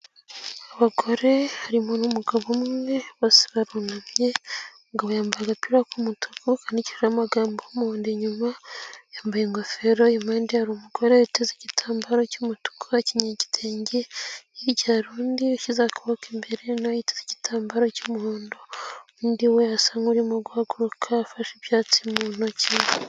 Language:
Kinyarwanda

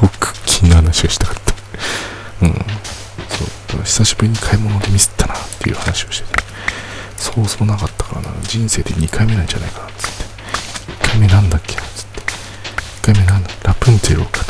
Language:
Japanese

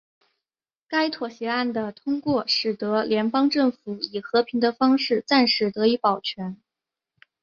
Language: Chinese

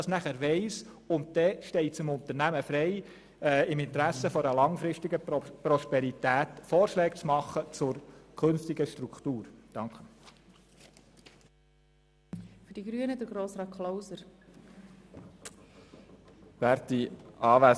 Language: Swiss German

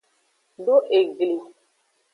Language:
Aja (Benin)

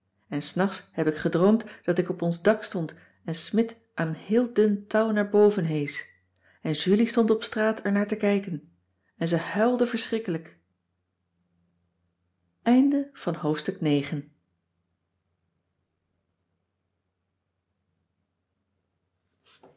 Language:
Dutch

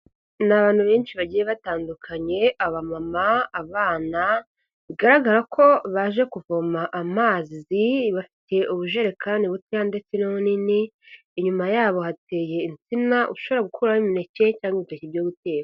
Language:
Kinyarwanda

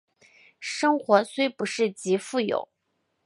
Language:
Chinese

